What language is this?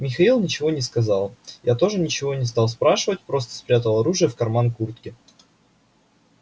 Russian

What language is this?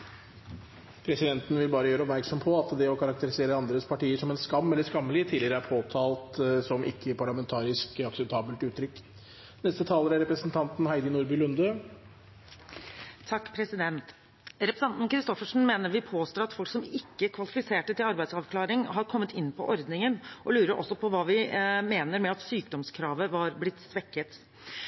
Norwegian Bokmål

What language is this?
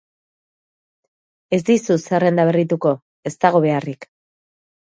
Basque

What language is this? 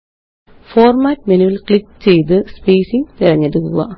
Malayalam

